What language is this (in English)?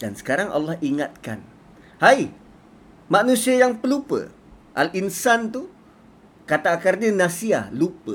Malay